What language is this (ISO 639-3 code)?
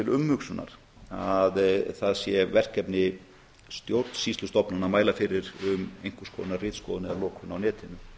isl